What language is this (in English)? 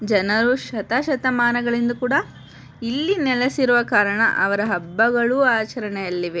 Kannada